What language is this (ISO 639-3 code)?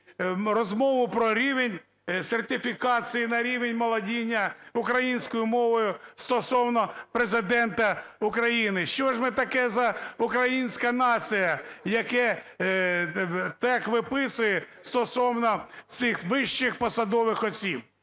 ukr